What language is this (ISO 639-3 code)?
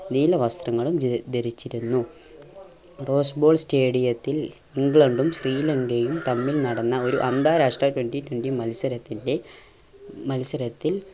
mal